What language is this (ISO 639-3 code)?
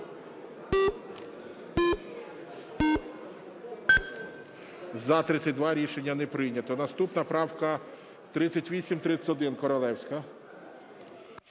ukr